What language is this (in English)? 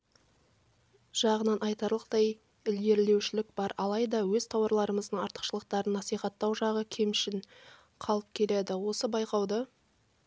Kazakh